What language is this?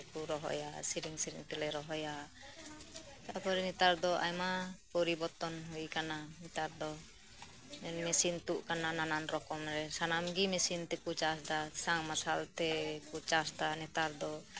Santali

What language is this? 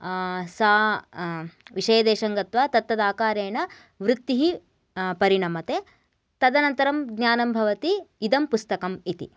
Sanskrit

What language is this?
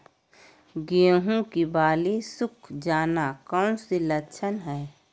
Magahi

